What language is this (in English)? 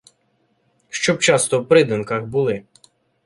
Ukrainian